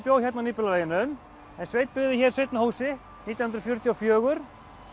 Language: Icelandic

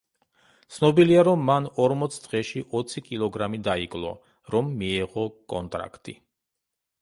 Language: Georgian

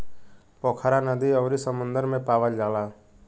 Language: Bhojpuri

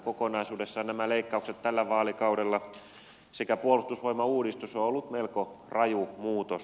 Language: Finnish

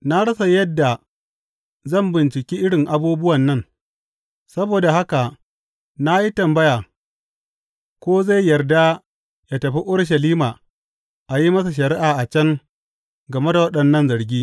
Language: Hausa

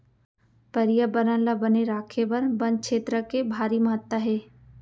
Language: Chhattisgarhi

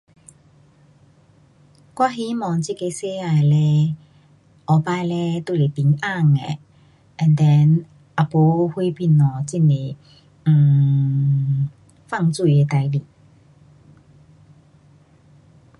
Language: Pu-Xian Chinese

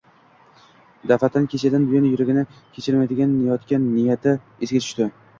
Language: Uzbek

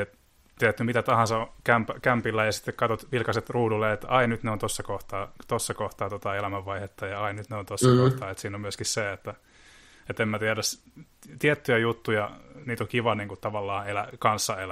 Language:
Finnish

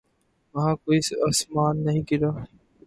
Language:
Urdu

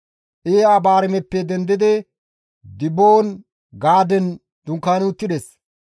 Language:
Gamo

